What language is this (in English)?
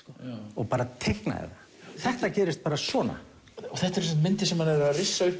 Icelandic